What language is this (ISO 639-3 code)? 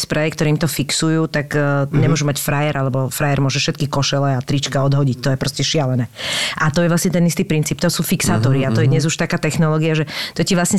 slk